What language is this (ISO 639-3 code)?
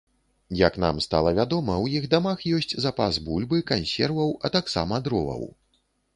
bel